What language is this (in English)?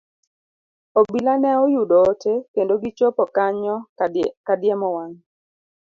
Luo (Kenya and Tanzania)